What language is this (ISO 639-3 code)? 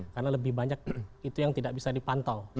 ind